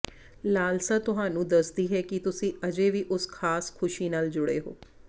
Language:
Punjabi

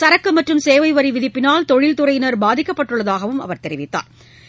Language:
Tamil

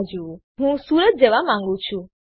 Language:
Gujarati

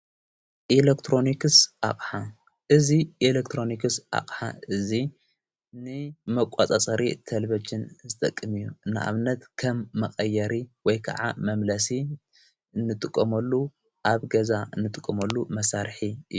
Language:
Tigrinya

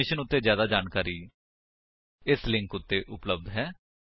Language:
Punjabi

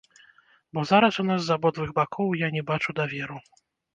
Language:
Belarusian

